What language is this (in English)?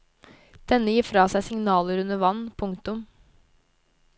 Norwegian